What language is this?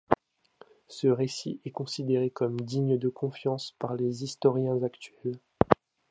French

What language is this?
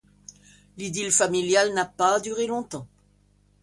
French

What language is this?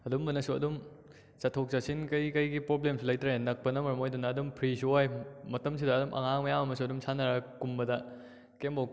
Manipuri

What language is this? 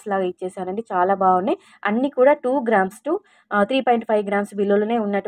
Telugu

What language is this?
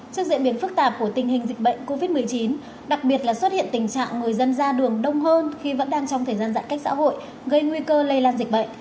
Vietnamese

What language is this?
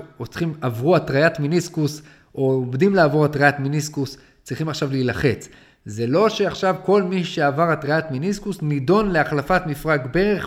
Hebrew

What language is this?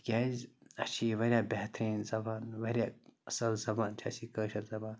Kashmiri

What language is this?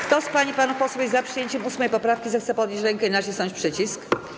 Polish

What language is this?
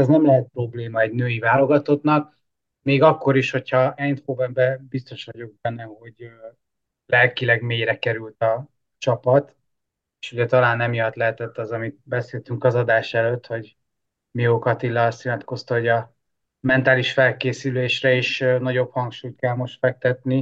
Hungarian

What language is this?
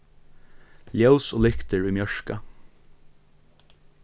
Faroese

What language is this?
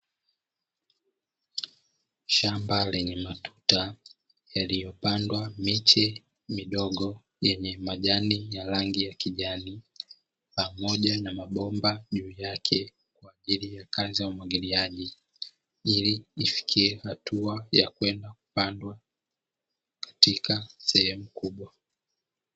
Swahili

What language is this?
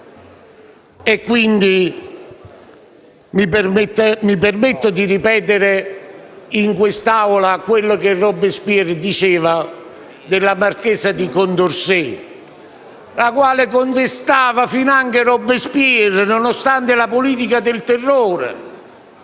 Italian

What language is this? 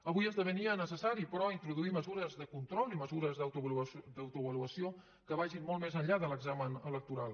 Catalan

